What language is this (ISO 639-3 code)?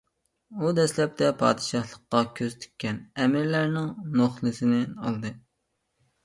uig